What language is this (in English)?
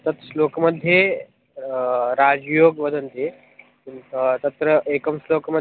Sanskrit